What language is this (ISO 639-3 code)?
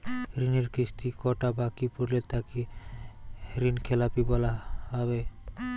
ben